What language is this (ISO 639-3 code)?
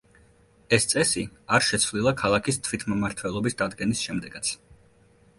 kat